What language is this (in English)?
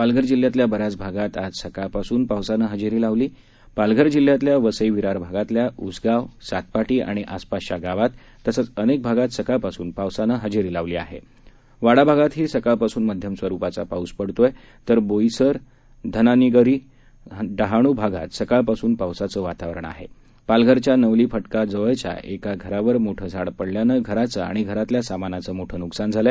Marathi